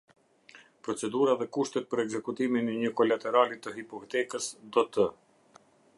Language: Albanian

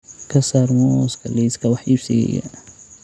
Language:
Somali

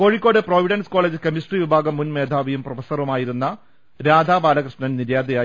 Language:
Malayalam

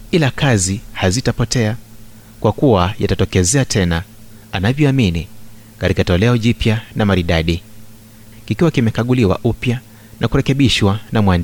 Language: Swahili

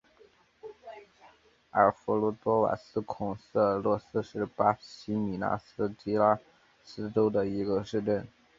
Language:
Chinese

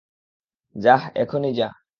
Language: Bangla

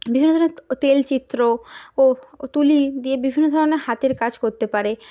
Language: Bangla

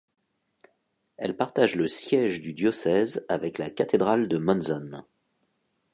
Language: French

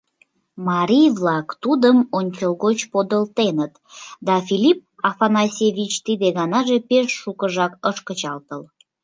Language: Mari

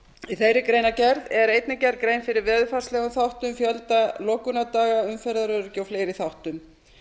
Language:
Icelandic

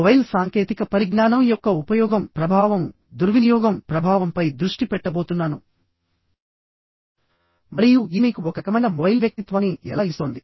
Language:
Telugu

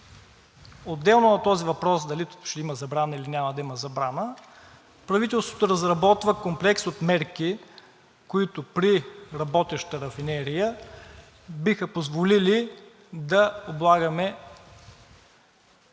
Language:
Bulgarian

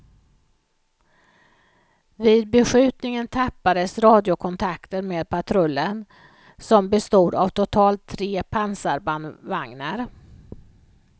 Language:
Swedish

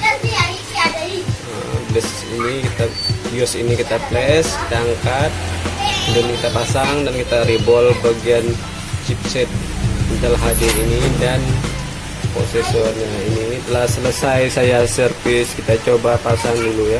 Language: Indonesian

